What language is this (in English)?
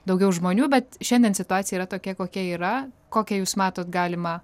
Lithuanian